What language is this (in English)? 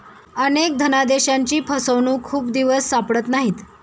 Marathi